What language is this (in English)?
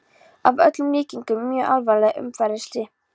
Icelandic